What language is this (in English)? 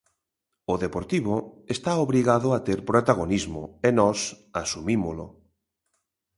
Galician